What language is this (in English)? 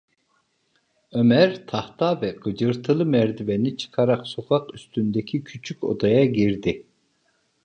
Turkish